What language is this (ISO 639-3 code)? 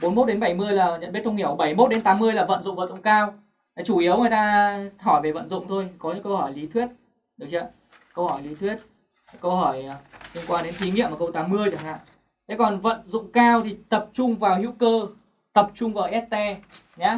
vie